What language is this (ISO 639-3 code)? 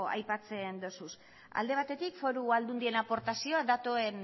eus